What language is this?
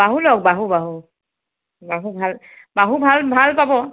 Assamese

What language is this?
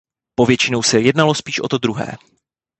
Czech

